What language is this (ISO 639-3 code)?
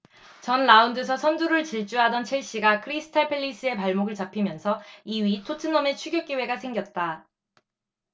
kor